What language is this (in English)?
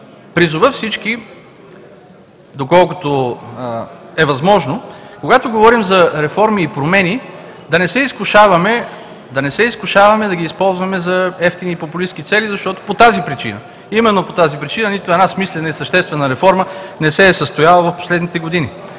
Bulgarian